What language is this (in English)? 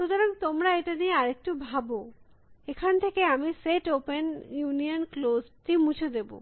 Bangla